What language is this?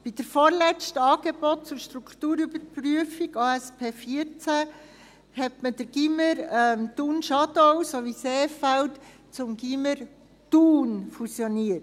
Swiss German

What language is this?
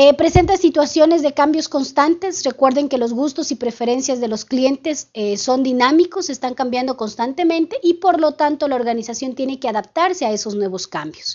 Spanish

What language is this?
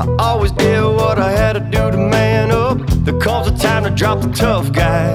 English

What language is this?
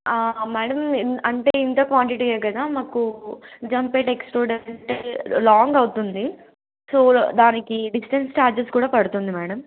Telugu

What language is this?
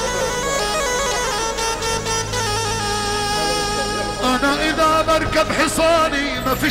Arabic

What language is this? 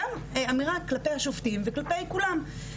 Hebrew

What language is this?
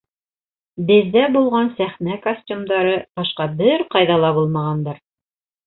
Bashkir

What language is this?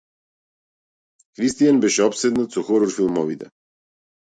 Macedonian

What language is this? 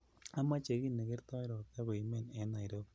Kalenjin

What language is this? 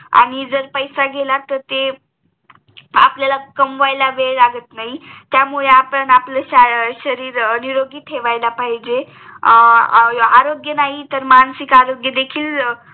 Marathi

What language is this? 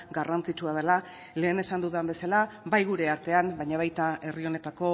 Basque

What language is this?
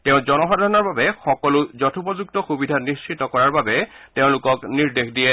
Assamese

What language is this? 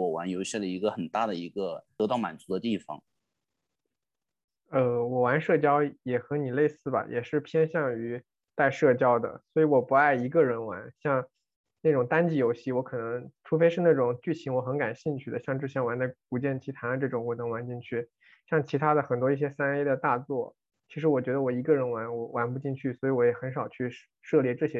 Chinese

